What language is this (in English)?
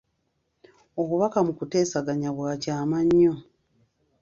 Ganda